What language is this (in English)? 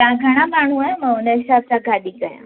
Sindhi